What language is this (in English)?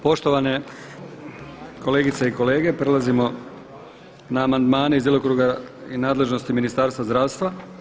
Croatian